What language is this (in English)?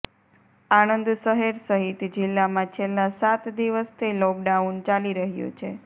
Gujarati